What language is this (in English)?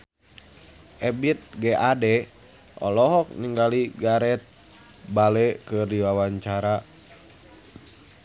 Sundanese